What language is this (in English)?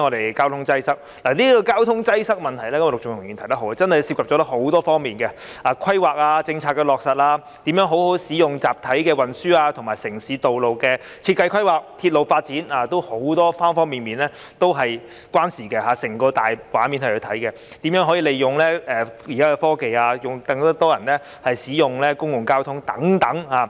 Cantonese